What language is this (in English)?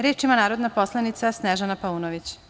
Serbian